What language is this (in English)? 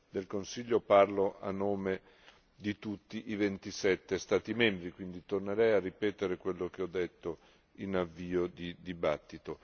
Italian